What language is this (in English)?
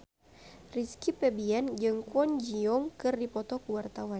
Sundanese